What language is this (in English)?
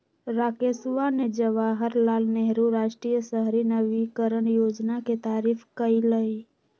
Magahi